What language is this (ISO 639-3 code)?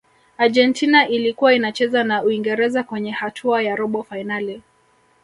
swa